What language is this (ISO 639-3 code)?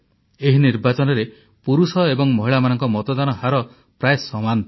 ori